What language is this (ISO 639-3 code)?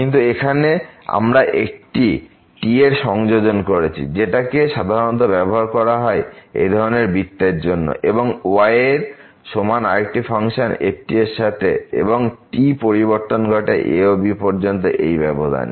ben